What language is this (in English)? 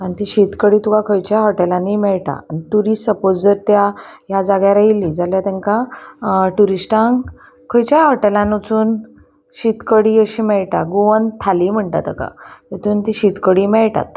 Konkani